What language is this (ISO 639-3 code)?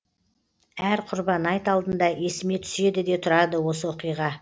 kaz